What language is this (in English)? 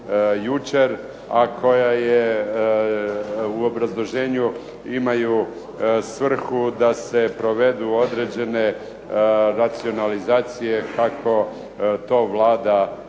Croatian